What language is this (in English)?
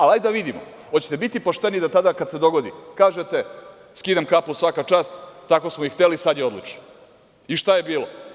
Serbian